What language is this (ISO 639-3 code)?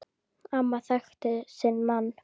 isl